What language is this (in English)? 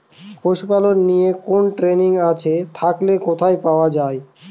Bangla